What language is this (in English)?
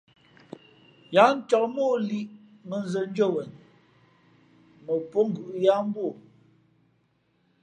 Fe'fe'